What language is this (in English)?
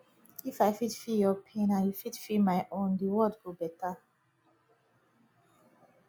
Nigerian Pidgin